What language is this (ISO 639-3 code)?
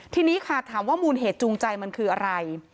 tha